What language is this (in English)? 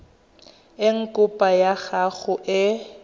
Tswana